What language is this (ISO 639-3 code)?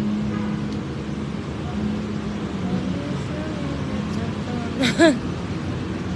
ind